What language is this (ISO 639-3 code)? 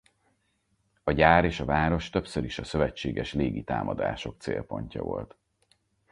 hun